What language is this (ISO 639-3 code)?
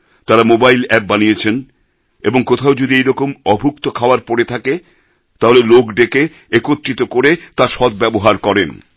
ben